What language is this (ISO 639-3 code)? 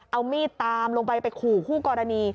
tha